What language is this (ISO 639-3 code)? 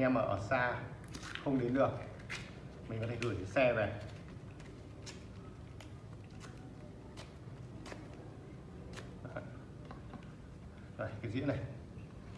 vie